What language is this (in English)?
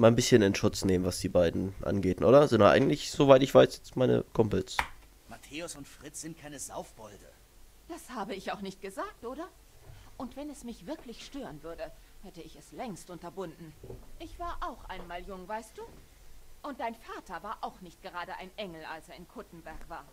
German